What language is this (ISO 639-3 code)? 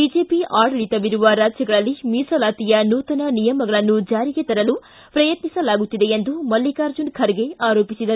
kan